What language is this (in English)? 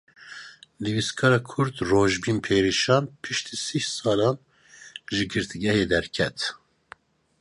Kurdish